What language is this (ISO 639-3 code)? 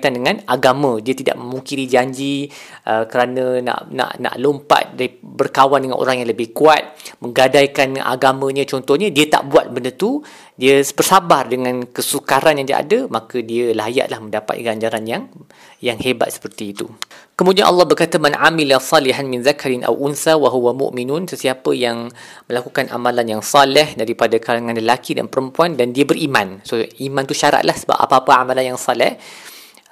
msa